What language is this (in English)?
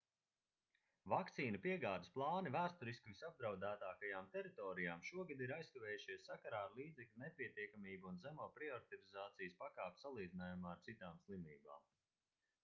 Latvian